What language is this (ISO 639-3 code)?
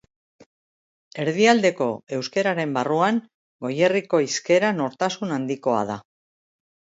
eus